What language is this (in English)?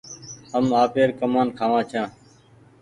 Goaria